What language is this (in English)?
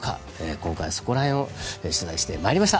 Japanese